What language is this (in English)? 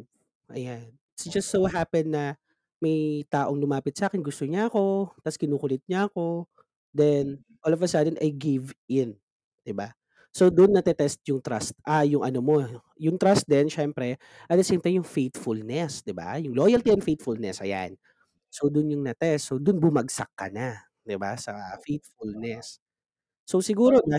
Filipino